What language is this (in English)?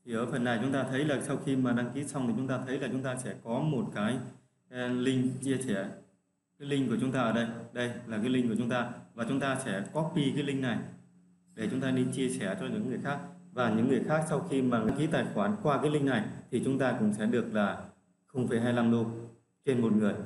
Vietnamese